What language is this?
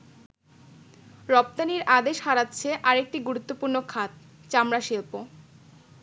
Bangla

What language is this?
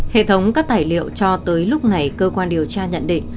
Vietnamese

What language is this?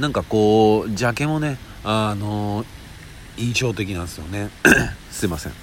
Japanese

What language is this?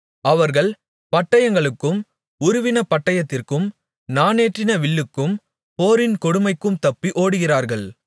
Tamil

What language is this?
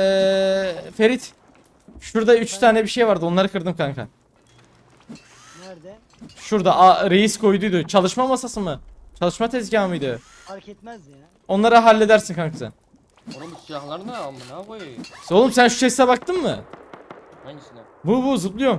Turkish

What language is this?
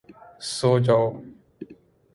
Urdu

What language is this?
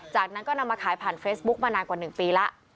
Thai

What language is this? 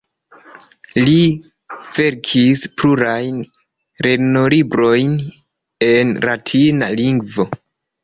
Esperanto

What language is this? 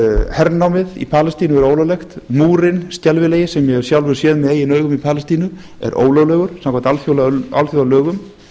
Icelandic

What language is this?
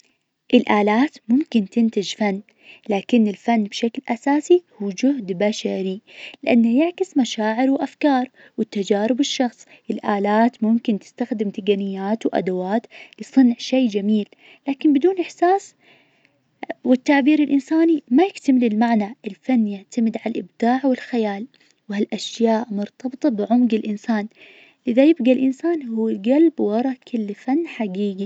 Najdi Arabic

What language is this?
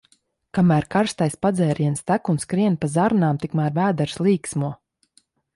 Latvian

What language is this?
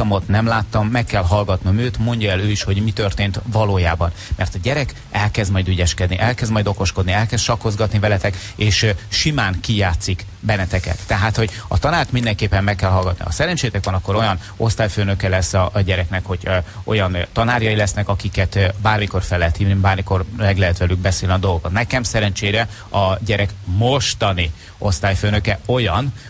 Hungarian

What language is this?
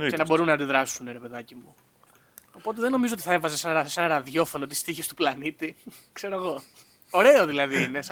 Greek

